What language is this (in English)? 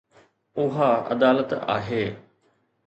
Sindhi